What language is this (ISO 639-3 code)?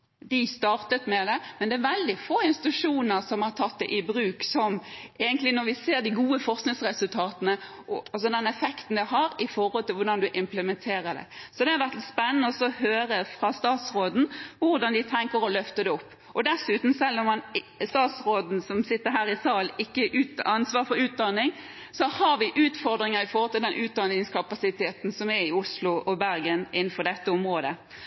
nno